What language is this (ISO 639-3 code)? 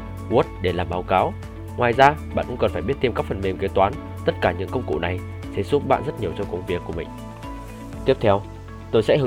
vie